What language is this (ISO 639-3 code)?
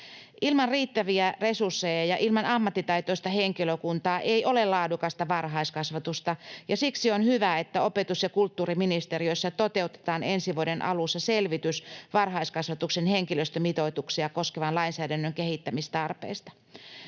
fin